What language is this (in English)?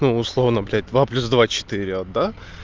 Russian